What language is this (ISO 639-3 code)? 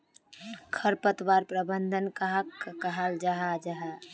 mag